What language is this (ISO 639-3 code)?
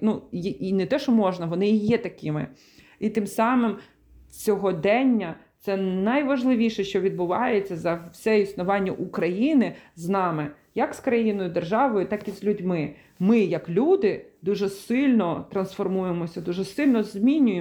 ukr